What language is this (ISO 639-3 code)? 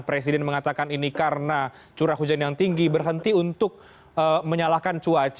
ind